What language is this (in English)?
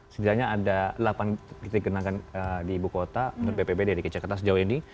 Indonesian